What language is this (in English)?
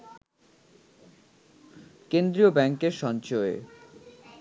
Bangla